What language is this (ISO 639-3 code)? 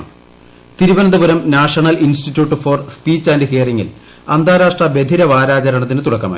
mal